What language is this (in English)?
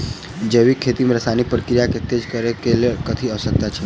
Maithili